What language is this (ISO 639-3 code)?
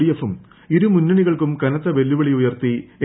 mal